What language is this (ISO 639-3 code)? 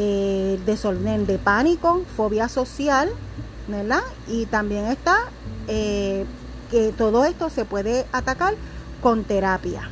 spa